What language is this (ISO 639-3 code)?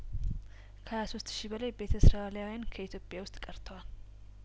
amh